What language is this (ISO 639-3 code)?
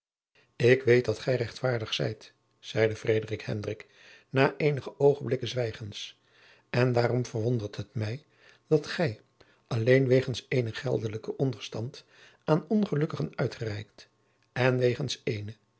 nld